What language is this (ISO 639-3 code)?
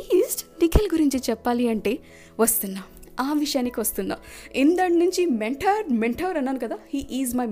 tel